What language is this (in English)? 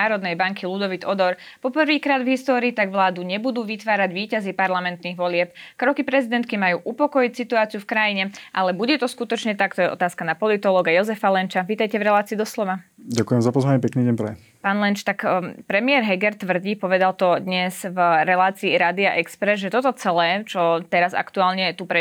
Slovak